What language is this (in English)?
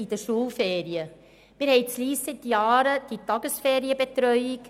Swiss German